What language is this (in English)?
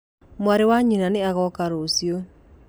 Kikuyu